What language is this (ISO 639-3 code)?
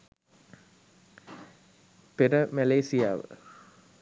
sin